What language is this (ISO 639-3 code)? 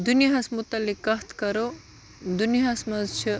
kas